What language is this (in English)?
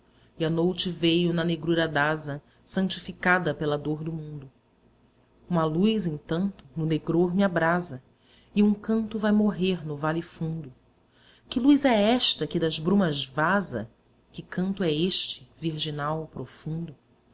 Portuguese